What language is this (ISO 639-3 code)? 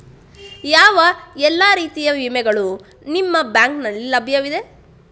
kan